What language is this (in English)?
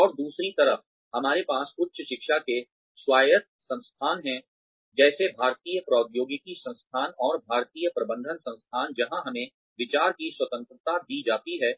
Hindi